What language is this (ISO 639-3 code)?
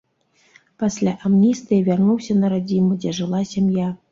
bel